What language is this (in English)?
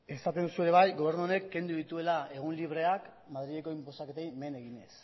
Basque